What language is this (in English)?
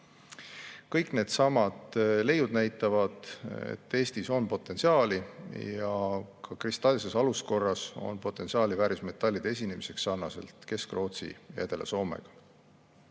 Estonian